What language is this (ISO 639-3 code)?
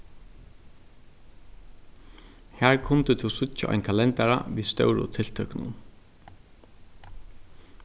fao